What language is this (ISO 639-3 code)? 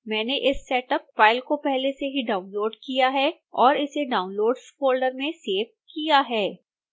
hin